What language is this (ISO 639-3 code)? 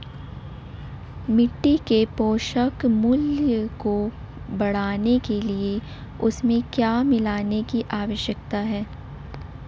hin